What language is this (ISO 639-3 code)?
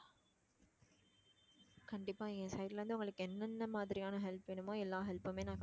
tam